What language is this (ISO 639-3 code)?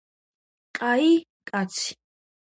kat